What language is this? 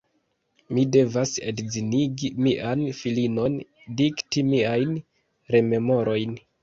Esperanto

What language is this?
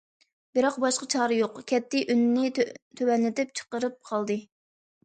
Uyghur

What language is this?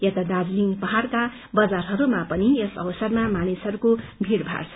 Nepali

